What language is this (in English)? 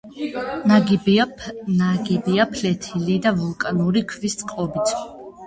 Georgian